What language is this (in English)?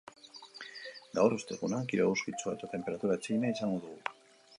Basque